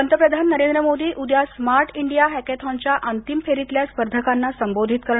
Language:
Marathi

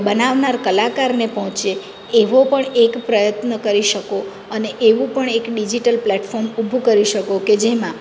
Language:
Gujarati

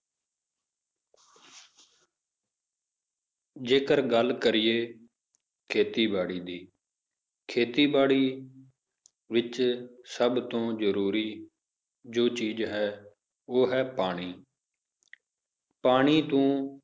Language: Punjabi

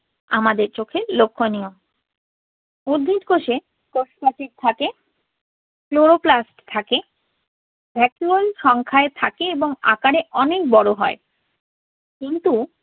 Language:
Bangla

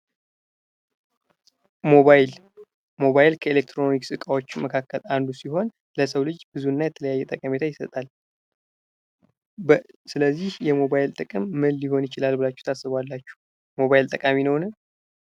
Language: Amharic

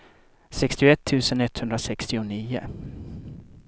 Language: Swedish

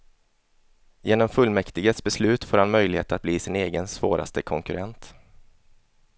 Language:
Swedish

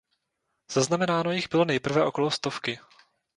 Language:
Czech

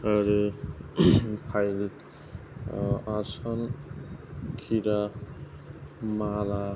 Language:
Bodo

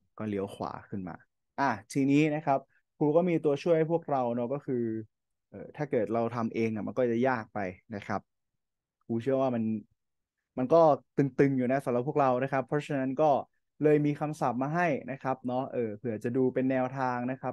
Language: Thai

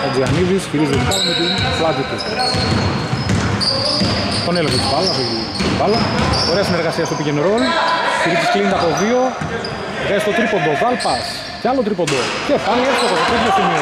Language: Greek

